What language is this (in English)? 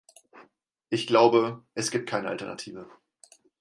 German